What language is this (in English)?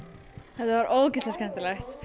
Icelandic